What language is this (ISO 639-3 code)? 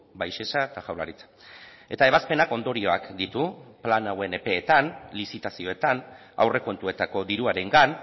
eus